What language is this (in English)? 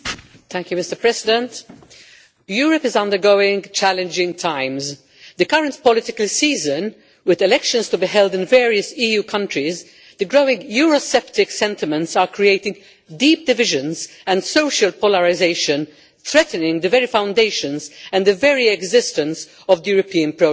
English